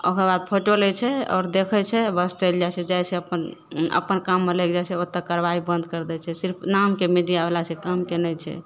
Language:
Maithili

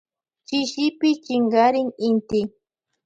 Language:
Loja Highland Quichua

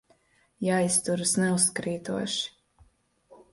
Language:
Latvian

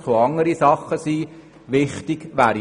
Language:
Swiss German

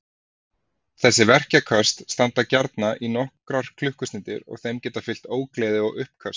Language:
Icelandic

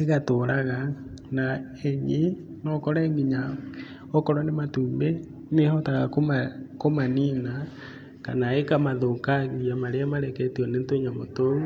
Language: Kikuyu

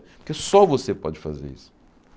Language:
Portuguese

